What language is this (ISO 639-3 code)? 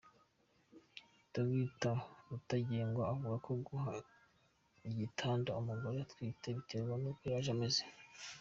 kin